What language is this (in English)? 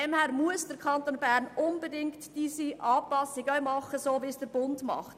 Swiss German